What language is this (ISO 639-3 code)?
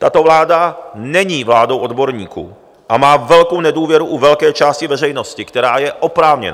ces